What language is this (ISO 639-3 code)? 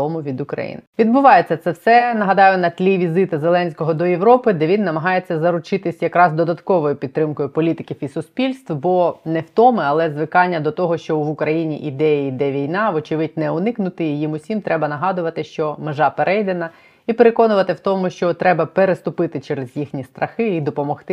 ukr